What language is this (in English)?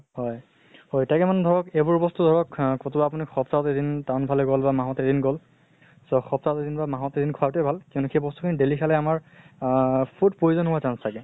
Assamese